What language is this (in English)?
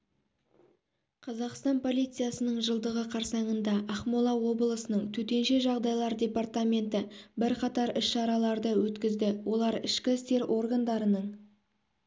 Kazakh